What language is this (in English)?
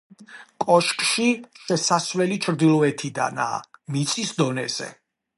Georgian